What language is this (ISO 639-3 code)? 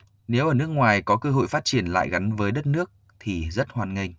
vie